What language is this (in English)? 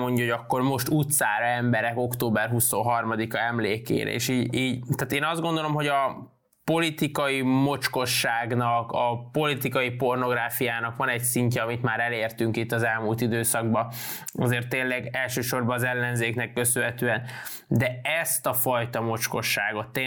Hungarian